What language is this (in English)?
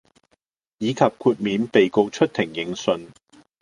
Cantonese